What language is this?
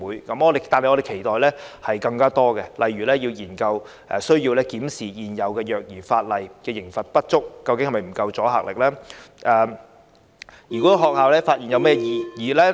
Cantonese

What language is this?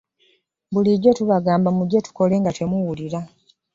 Ganda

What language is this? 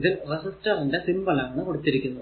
Malayalam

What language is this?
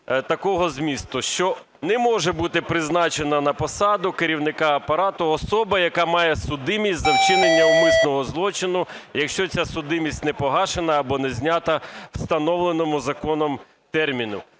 Ukrainian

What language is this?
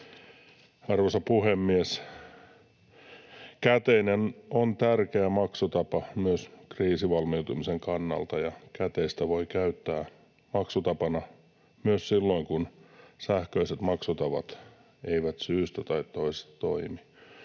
Finnish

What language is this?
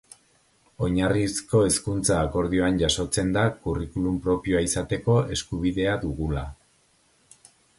Basque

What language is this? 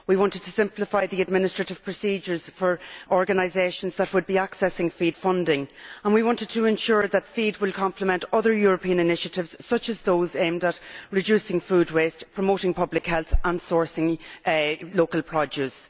English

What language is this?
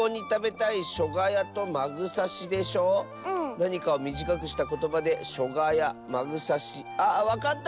Japanese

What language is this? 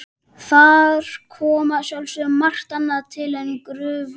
Icelandic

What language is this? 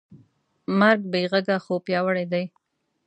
Pashto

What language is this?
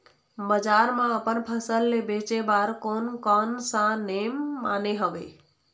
Chhattisgarhi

